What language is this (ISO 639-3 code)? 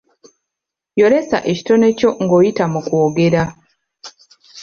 lug